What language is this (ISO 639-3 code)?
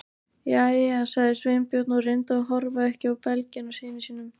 isl